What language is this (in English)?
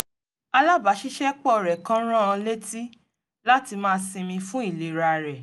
Yoruba